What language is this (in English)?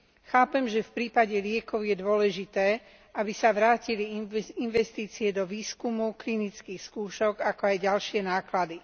Slovak